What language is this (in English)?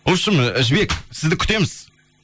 Kazakh